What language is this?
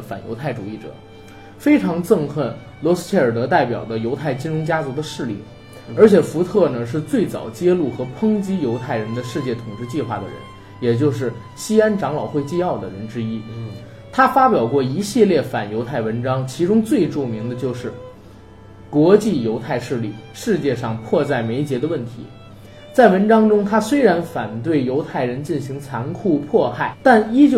Chinese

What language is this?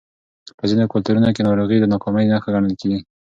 Pashto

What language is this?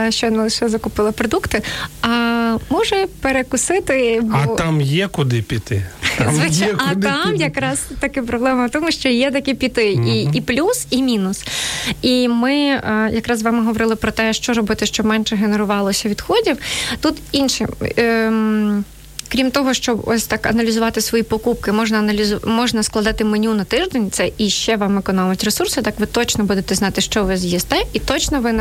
Ukrainian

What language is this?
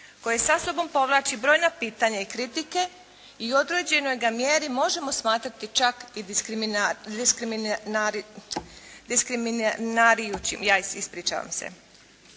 Croatian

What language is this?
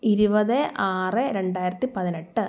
Malayalam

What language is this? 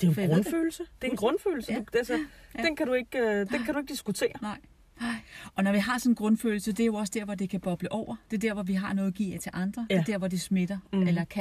Danish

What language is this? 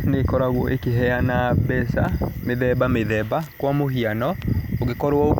Kikuyu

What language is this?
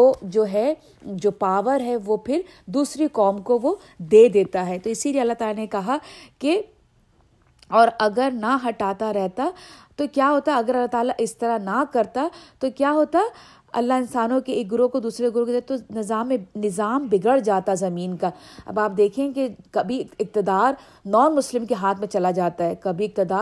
Urdu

